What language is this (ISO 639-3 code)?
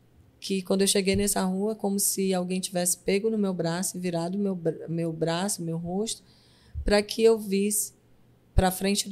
por